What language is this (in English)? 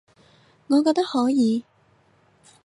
Cantonese